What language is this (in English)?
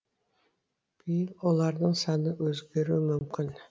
Kazakh